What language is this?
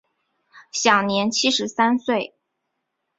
Chinese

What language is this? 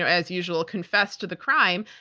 English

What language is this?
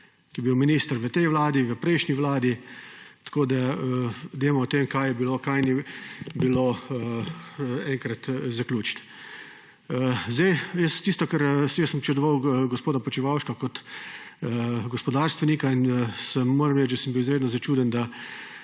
Slovenian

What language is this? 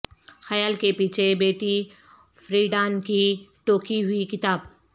Urdu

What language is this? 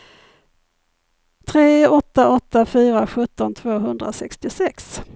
Swedish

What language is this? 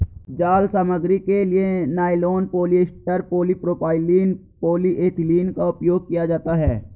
Hindi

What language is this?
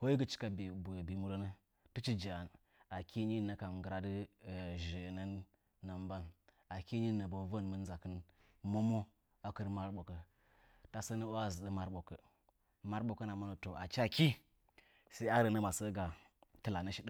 Nzanyi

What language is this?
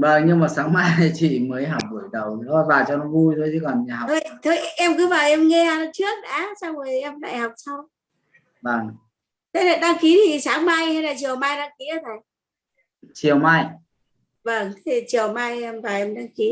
Vietnamese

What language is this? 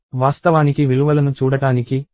Telugu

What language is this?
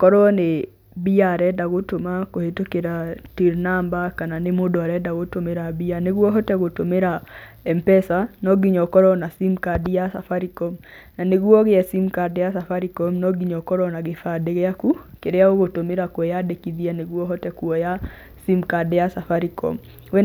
Kikuyu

